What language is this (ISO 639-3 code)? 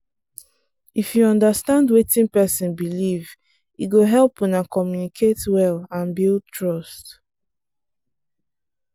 pcm